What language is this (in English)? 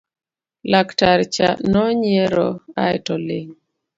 Luo (Kenya and Tanzania)